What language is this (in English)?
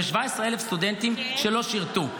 Hebrew